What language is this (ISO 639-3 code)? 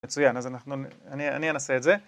heb